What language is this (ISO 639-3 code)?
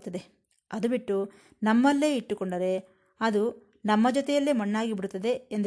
kan